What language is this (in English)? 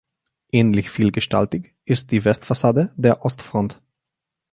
German